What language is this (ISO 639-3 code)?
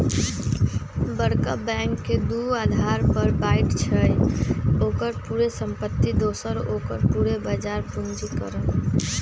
mag